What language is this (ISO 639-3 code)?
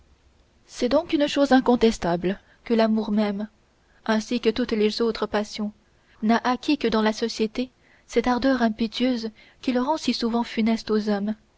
fra